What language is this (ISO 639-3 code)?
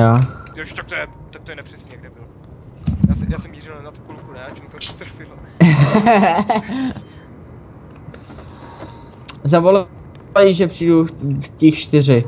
ces